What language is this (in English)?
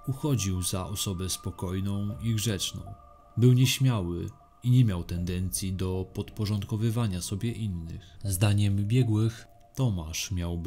Polish